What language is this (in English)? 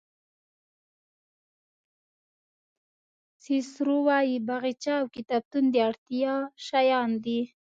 Pashto